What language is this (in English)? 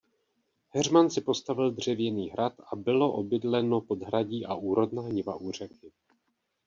Czech